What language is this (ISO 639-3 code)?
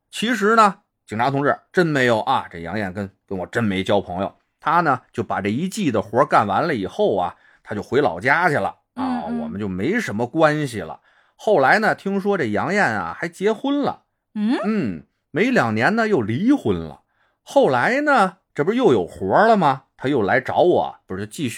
zho